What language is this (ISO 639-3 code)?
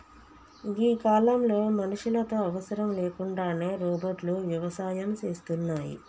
tel